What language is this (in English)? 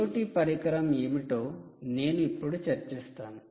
Telugu